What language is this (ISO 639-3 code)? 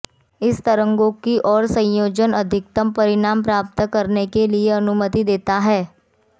hin